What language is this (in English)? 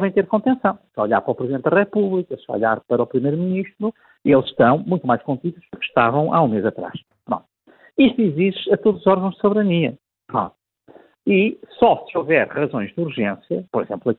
Portuguese